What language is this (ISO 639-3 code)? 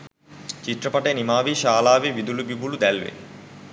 sin